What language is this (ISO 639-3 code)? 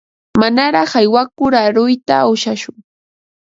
qva